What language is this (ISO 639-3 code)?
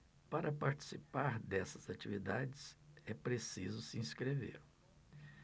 por